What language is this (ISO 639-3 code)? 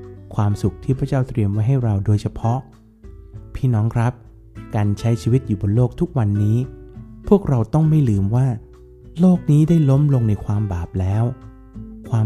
tha